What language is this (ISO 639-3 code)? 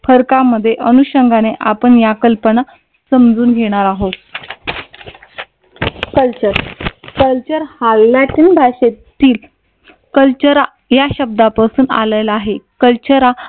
mar